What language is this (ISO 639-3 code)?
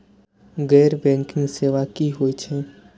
mai